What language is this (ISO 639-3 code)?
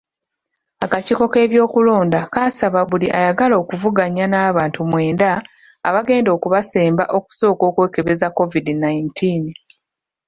lug